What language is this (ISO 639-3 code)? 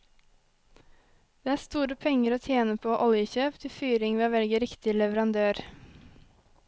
nor